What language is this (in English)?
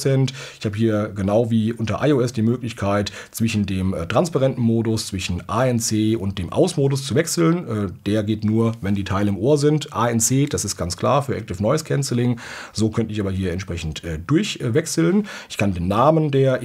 German